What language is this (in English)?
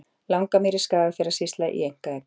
Icelandic